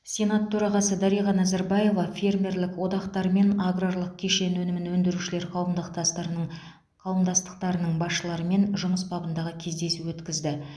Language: Kazakh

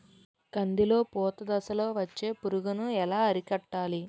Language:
Telugu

